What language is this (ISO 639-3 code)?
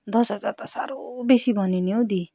nep